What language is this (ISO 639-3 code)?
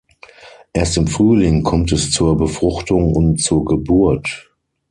deu